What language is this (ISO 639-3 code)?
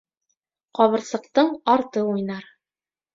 bak